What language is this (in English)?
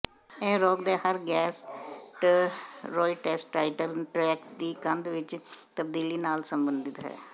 Punjabi